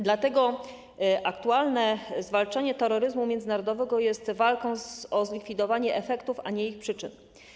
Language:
Polish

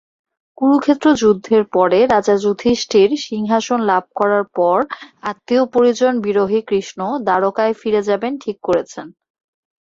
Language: Bangla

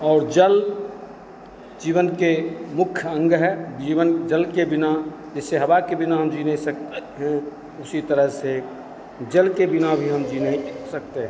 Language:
Hindi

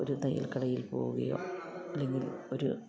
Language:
Malayalam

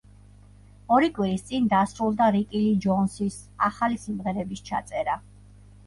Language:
Georgian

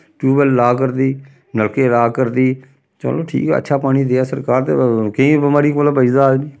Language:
Dogri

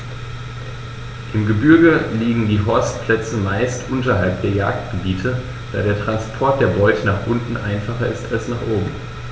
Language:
German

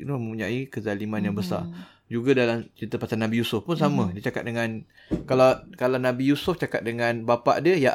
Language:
Malay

